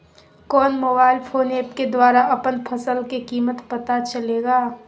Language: Magahi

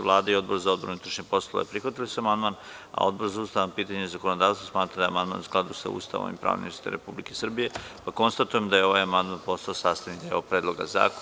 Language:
Serbian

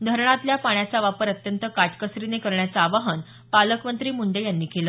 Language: Marathi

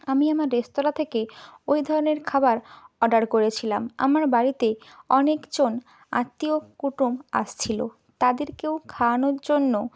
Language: Bangla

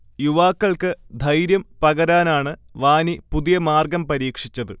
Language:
Malayalam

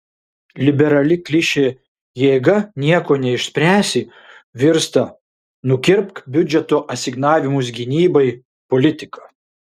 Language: Lithuanian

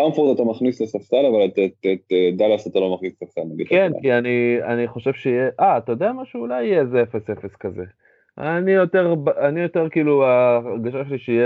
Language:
Hebrew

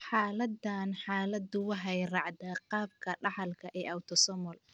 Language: Somali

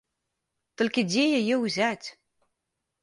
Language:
Belarusian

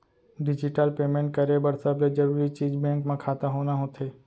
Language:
Chhattisgarhi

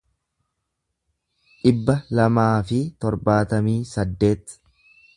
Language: Oromo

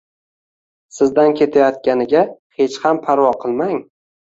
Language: Uzbek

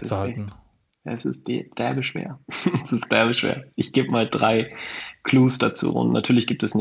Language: German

